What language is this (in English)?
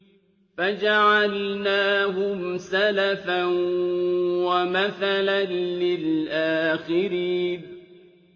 Arabic